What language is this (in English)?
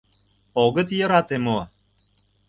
Mari